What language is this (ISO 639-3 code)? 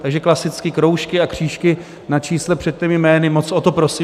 ces